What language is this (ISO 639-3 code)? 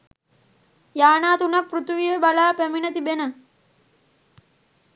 sin